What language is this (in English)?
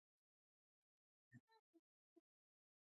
Pashto